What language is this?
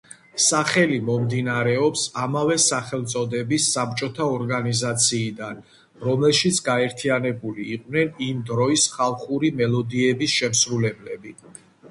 Georgian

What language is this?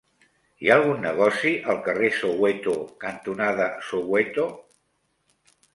Catalan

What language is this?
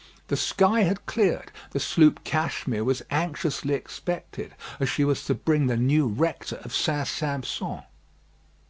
English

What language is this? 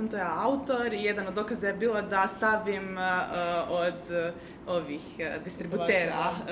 Croatian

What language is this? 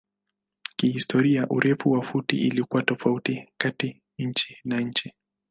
Swahili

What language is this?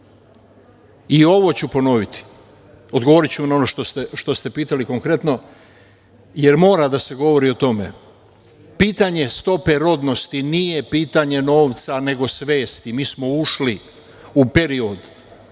Serbian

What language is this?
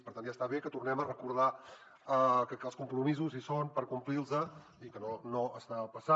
Catalan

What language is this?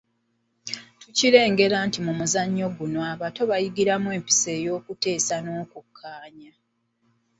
Ganda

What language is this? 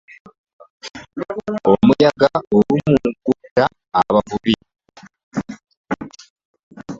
Ganda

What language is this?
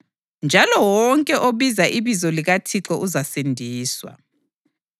North Ndebele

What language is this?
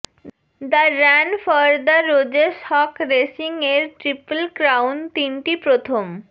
Bangla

